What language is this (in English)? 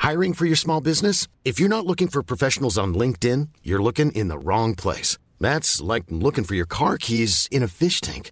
Filipino